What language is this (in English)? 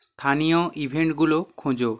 Bangla